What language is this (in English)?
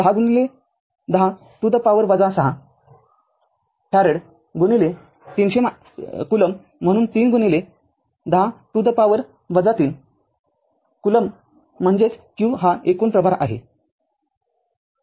Marathi